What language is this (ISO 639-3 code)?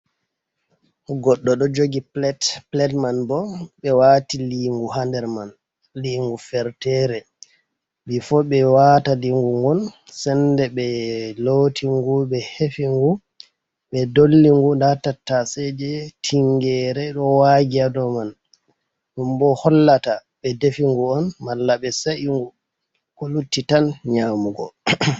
ful